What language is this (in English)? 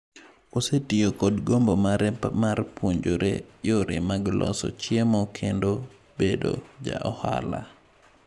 Luo (Kenya and Tanzania)